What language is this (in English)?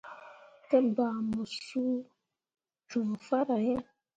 Mundang